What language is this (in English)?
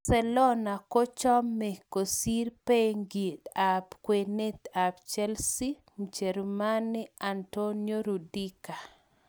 Kalenjin